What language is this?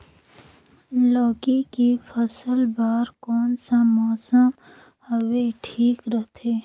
Chhattisgarhi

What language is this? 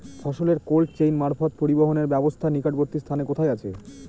Bangla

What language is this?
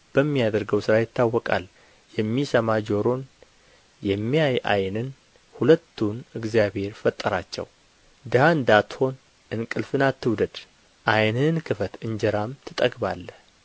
Amharic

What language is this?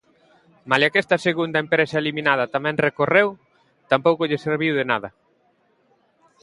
Galician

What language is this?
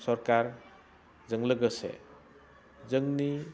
Bodo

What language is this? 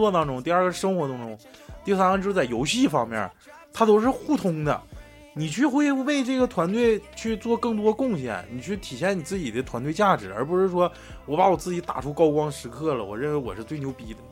Chinese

